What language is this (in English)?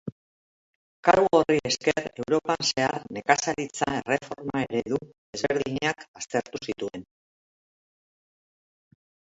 Basque